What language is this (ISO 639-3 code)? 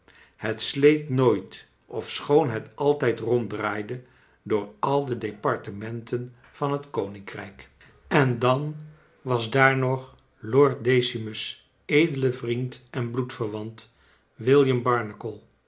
nld